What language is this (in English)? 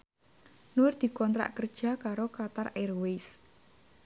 Javanese